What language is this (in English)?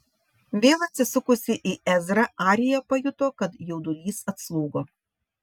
Lithuanian